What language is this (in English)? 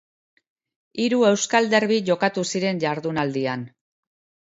Basque